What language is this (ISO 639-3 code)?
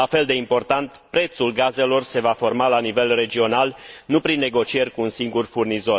ron